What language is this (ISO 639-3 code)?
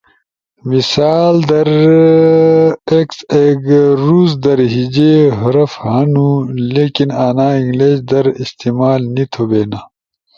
ush